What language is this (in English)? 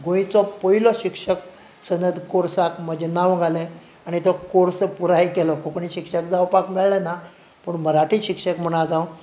Konkani